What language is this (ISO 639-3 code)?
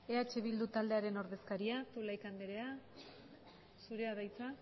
eus